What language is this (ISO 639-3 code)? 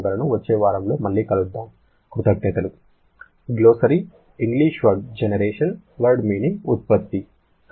tel